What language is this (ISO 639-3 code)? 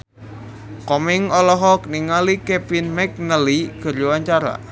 sun